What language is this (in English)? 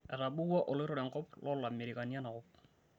Masai